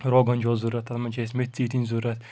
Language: Kashmiri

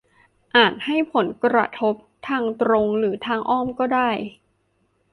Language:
Thai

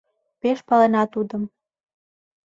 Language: Mari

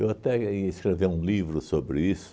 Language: Portuguese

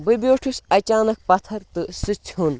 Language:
Kashmiri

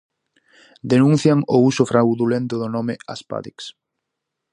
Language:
Galician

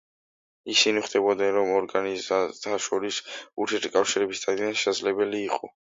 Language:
Georgian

